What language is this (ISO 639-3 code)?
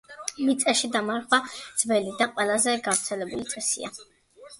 kat